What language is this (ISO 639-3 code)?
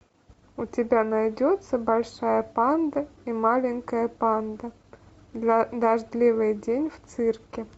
rus